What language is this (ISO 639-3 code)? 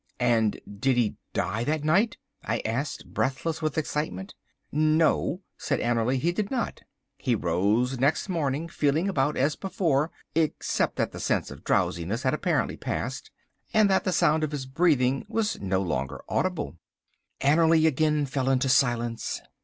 eng